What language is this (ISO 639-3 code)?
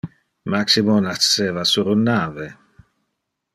ina